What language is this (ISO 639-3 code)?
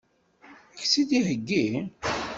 kab